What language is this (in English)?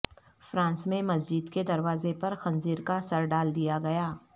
Urdu